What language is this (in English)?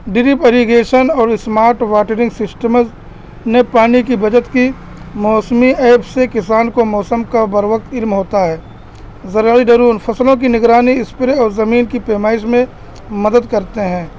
Urdu